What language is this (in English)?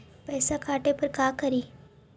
Magahi